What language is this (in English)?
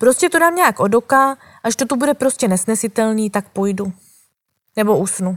Czech